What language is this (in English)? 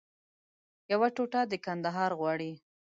Pashto